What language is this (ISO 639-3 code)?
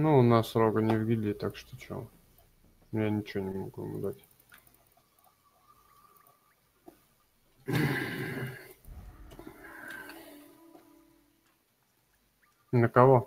rus